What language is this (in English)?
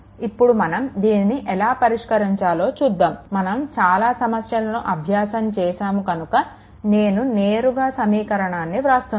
Telugu